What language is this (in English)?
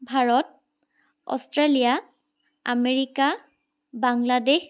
Assamese